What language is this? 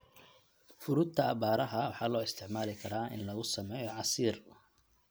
Somali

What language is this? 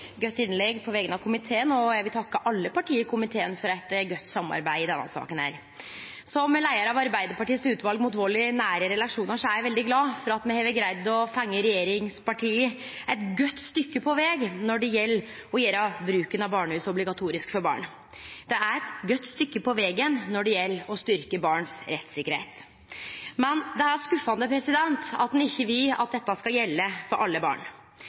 Norwegian Nynorsk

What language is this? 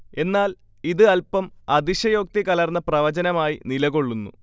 Malayalam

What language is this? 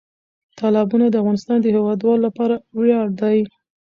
Pashto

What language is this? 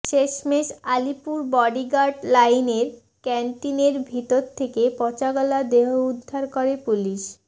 Bangla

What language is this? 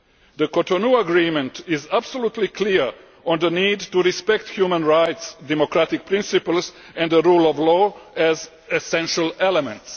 English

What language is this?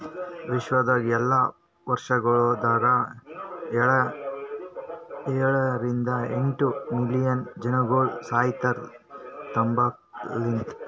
Kannada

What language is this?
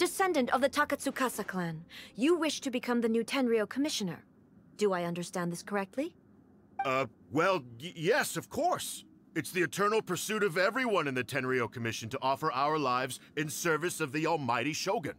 English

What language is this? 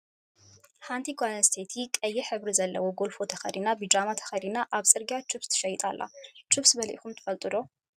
Tigrinya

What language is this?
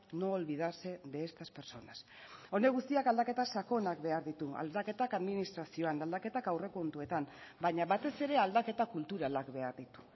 Basque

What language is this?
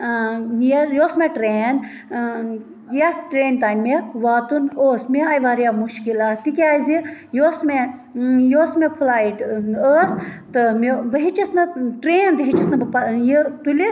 Kashmiri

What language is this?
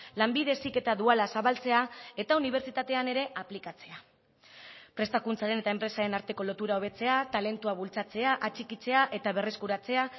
Basque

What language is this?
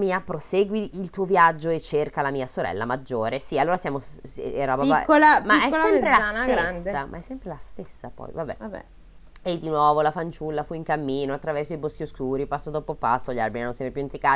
Italian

